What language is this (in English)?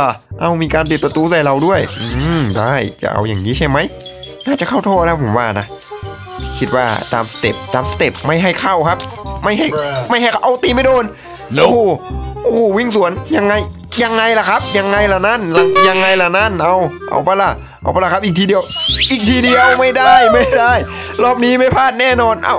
Thai